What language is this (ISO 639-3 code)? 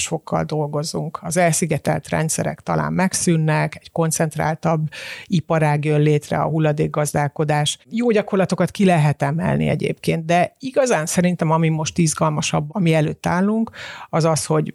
hun